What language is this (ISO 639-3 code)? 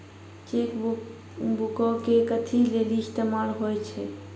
mai